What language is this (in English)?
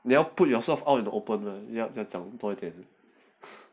English